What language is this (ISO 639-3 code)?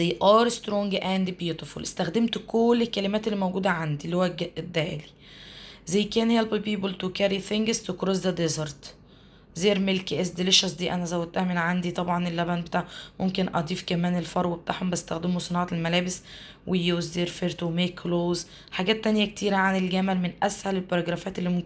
ara